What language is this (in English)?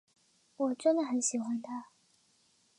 Chinese